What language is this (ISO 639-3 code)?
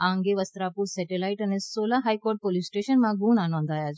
guj